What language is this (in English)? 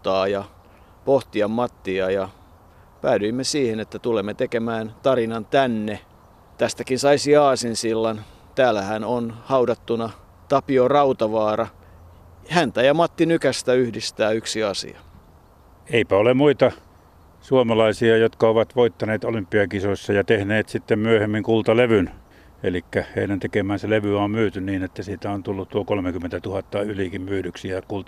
Finnish